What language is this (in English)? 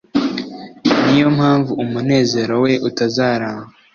Kinyarwanda